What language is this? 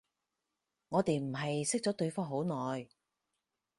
Cantonese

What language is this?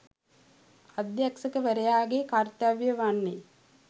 Sinhala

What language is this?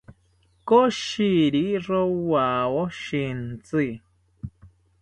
South Ucayali Ashéninka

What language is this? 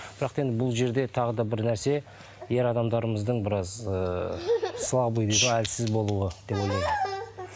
Kazakh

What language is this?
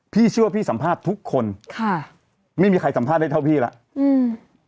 Thai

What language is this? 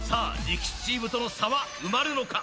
Japanese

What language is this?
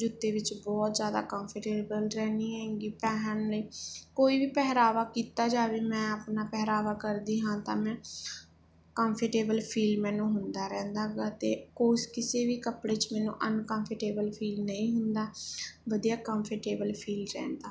Punjabi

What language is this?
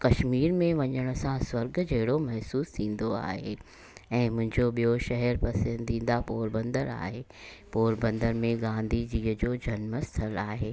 Sindhi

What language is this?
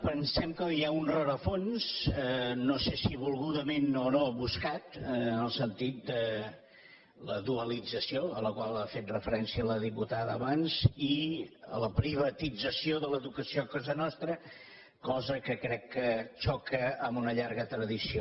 Catalan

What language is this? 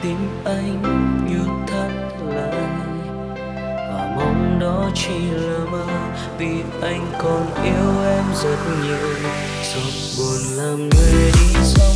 Vietnamese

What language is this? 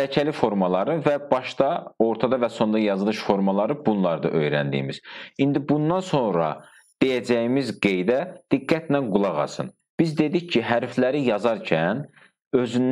Turkish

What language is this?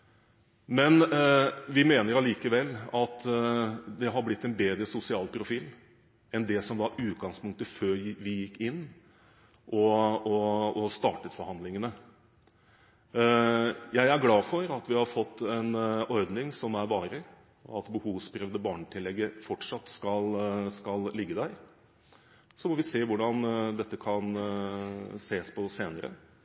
Norwegian Bokmål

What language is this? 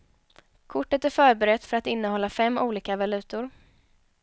Swedish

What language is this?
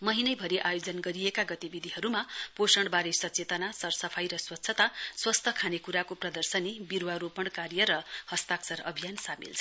Nepali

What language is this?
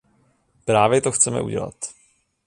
Czech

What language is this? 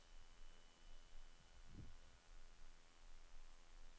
Norwegian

